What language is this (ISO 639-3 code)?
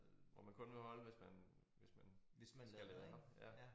dan